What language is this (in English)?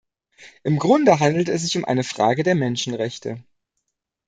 German